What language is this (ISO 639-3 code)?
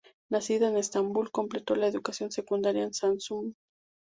spa